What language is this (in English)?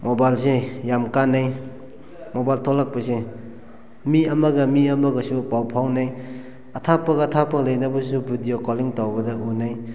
Manipuri